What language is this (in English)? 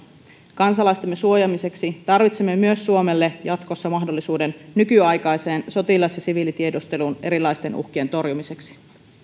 Finnish